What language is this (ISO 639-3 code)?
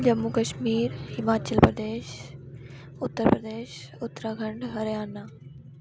doi